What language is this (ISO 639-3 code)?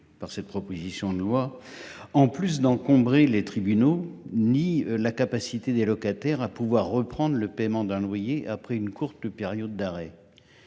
fra